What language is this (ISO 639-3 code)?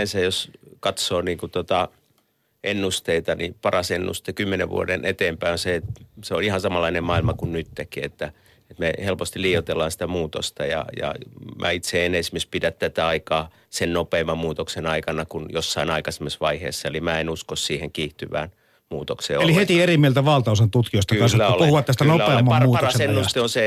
fin